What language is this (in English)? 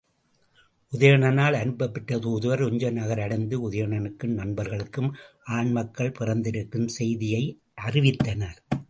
Tamil